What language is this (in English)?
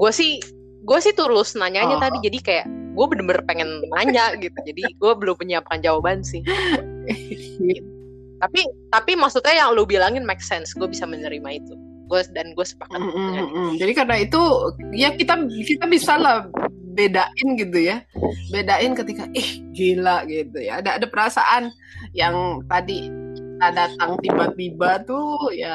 Indonesian